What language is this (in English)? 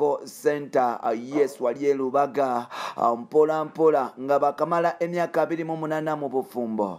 Indonesian